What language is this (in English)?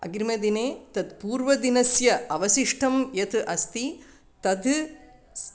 Sanskrit